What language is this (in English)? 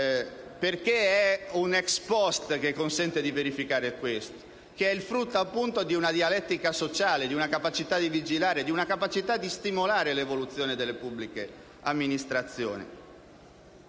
Italian